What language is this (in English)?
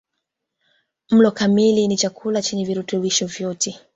Swahili